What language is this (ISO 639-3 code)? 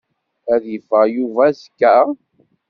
kab